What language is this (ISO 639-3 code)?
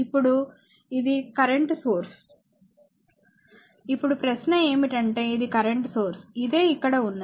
tel